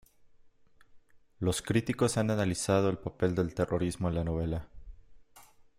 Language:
Spanish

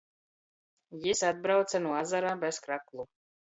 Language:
Latgalian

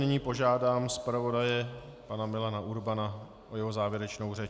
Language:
Czech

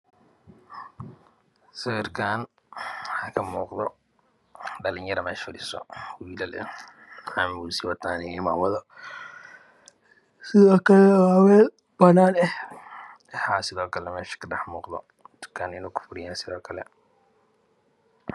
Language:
Somali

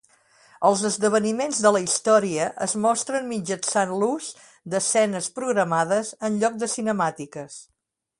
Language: Catalan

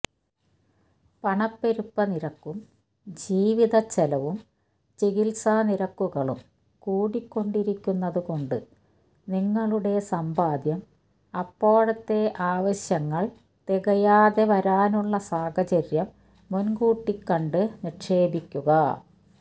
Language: Malayalam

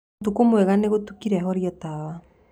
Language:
Kikuyu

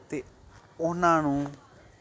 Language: Punjabi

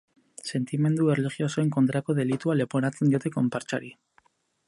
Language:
Basque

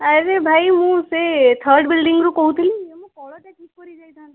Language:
Odia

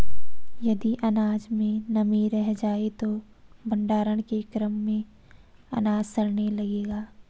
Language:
Hindi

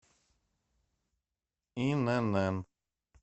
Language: Russian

